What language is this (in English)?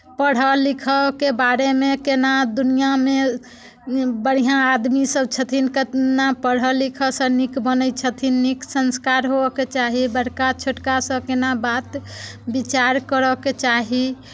Maithili